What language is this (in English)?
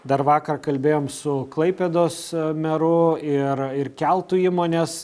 Lithuanian